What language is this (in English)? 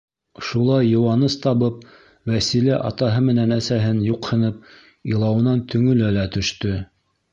Bashkir